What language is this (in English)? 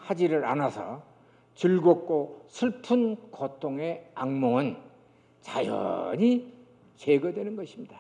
Korean